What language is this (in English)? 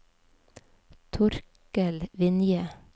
Norwegian